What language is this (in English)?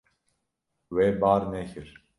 Kurdish